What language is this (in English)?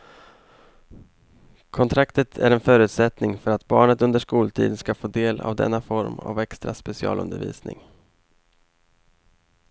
Swedish